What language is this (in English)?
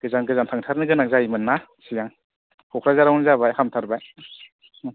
Bodo